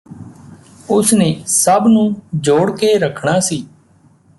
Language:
Punjabi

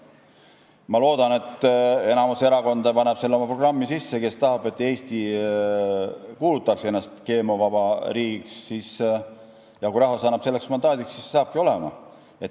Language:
Estonian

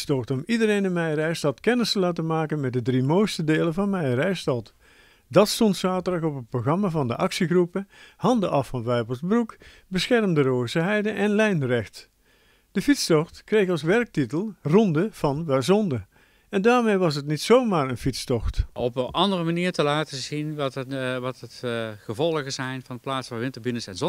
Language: Dutch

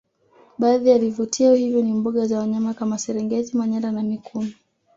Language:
Swahili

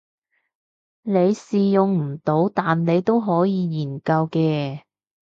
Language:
Cantonese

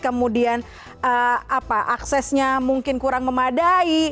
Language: Indonesian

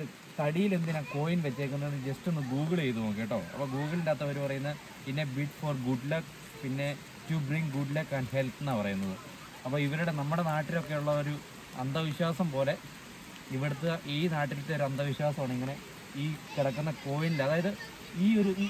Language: Malayalam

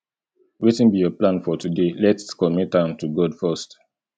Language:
Nigerian Pidgin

